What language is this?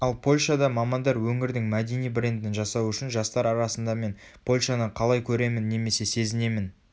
Kazakh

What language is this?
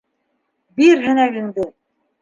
Bashkir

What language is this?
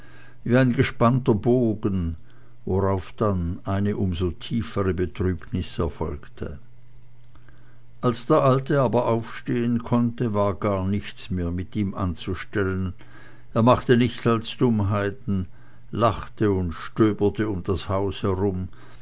German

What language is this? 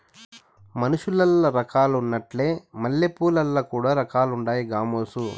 Telugu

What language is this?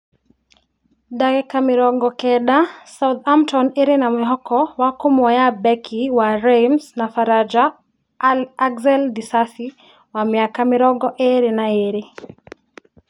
Kikuyu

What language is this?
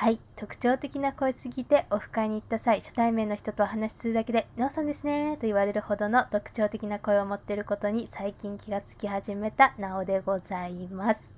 Japanese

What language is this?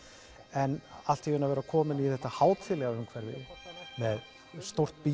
Icelandic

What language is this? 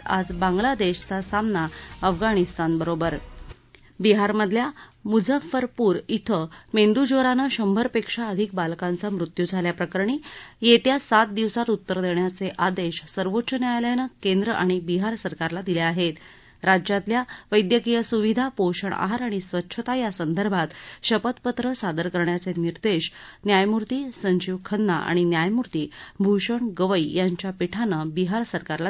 Marathi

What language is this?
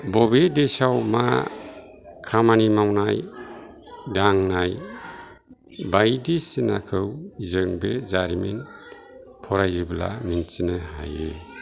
Bodo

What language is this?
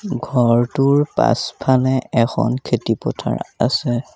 Assamese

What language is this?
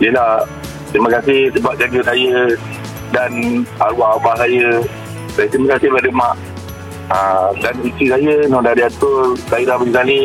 Malay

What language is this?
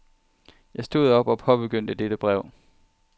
Danish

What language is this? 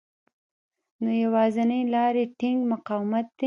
Pashto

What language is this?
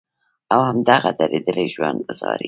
Pashto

